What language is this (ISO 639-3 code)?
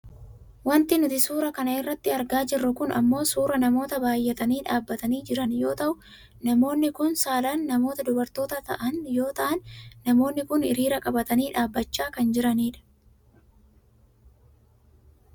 orm